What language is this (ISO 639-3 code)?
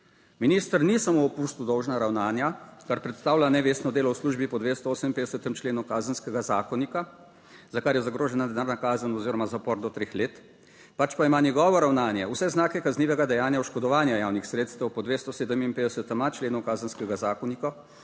slv